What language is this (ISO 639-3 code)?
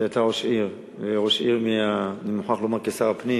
heb